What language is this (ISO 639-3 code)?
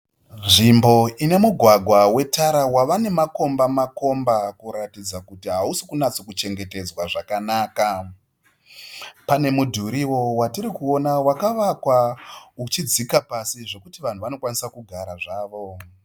sna